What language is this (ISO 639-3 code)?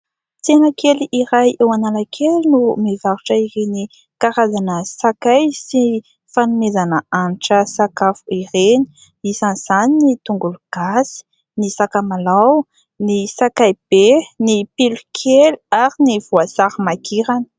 mlg